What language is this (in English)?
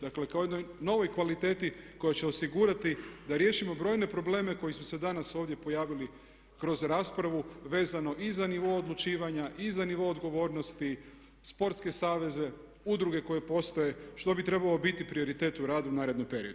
Croatian